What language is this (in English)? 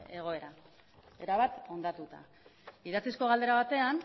Basque